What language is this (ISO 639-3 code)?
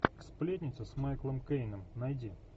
rus